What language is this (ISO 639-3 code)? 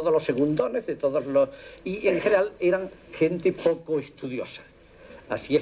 spa